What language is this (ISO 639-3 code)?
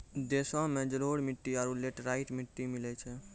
mai